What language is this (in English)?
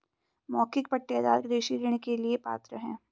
Hindi